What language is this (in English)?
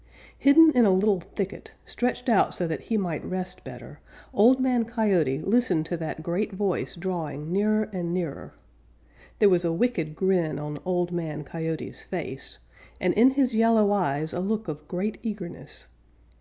English